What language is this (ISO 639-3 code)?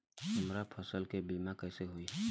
bho